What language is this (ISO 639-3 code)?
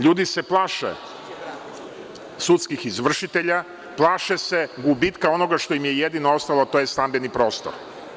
srp